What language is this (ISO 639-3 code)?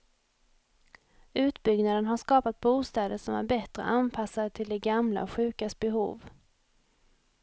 swe